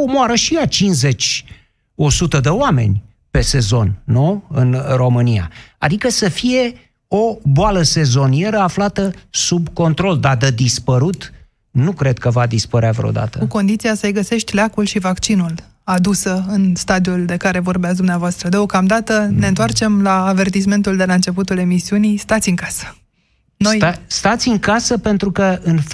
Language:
Romanian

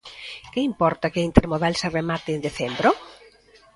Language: Galician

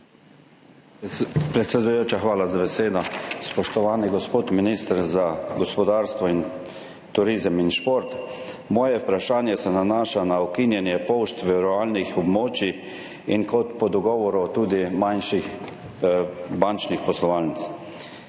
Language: Slovenian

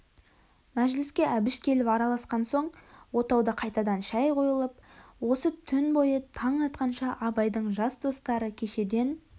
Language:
Kazakh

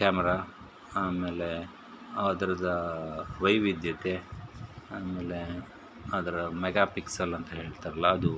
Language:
Kannada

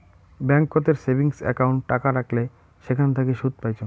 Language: Bangla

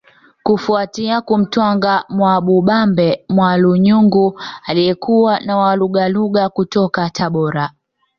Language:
Swahili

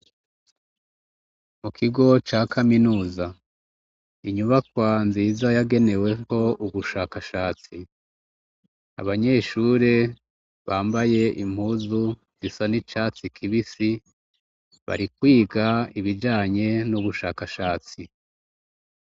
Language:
Rundi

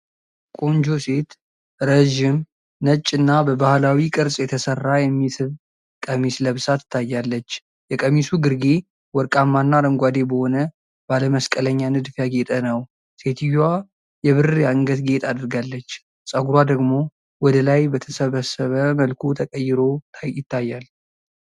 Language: Amharic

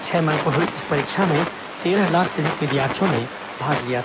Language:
Hindi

